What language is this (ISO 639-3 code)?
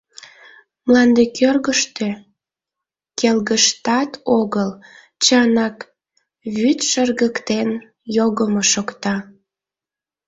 chm